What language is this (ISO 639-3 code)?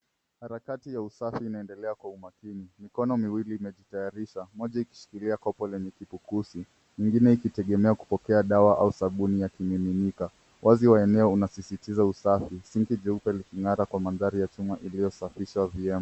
swa